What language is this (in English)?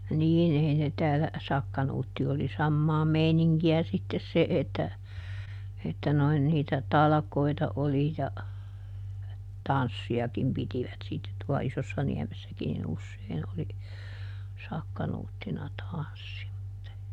Finnish